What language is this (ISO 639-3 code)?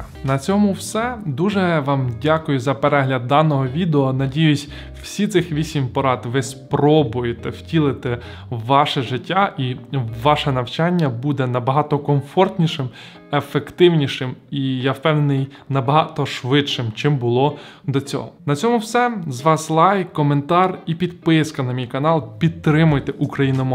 ukr